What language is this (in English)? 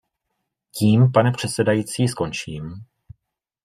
Czech